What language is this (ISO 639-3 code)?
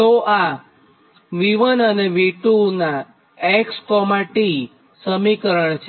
guj